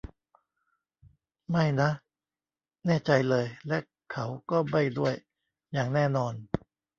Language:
Thai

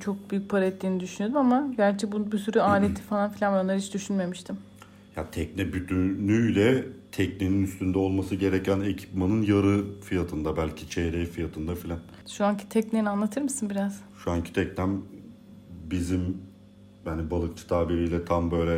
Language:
Turkish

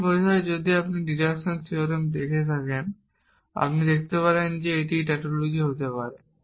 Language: Bangla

